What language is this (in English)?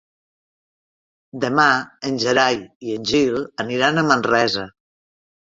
Catalan